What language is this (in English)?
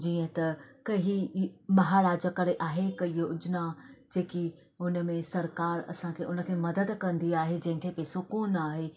Sindhi